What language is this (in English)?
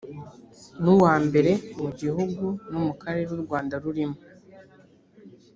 Kinyarwanda